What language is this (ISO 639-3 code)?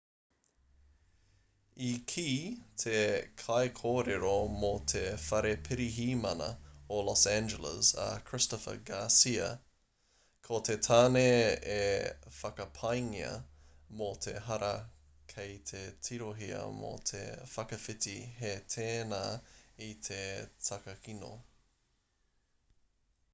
mri